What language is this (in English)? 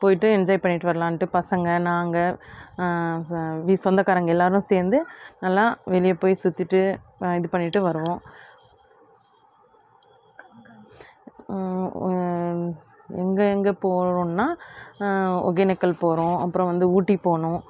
Tamil